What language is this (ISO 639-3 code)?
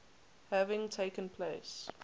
eng